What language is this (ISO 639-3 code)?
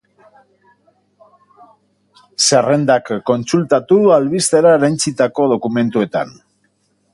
eus